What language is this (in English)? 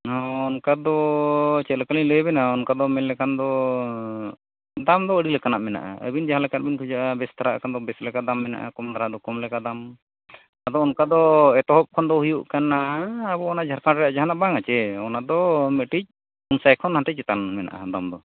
Santali